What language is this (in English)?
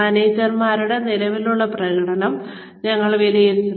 Malayalam